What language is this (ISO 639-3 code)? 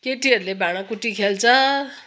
nep